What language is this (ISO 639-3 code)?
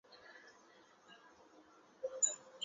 zho